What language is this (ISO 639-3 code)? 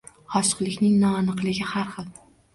uzb